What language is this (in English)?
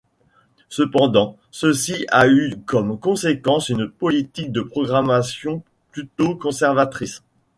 French